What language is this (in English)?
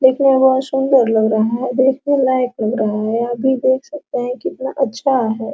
Hindi